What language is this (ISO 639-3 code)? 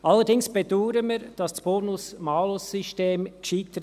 gsw